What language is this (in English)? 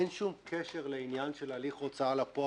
Hebrew